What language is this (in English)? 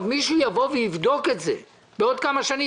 Hebrew